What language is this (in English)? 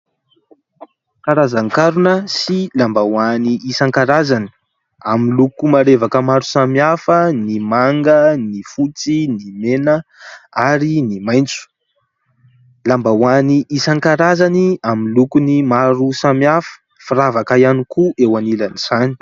Malagasy